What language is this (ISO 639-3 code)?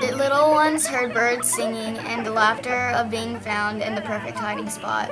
eng